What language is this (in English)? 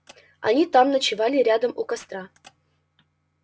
Russian